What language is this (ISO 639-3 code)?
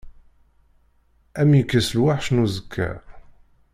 kab